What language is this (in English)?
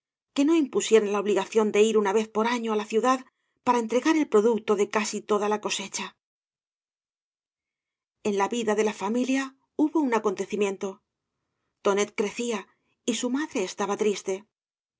Spanish